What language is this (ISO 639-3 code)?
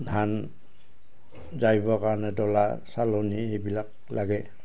asm